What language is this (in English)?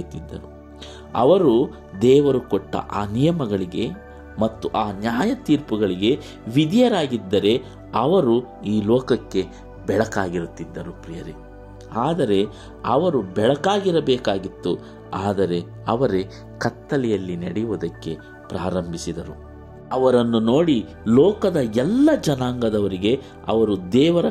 Kannada